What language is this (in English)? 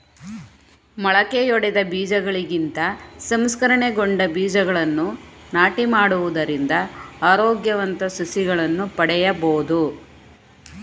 Kannada